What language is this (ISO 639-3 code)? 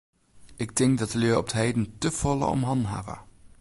fry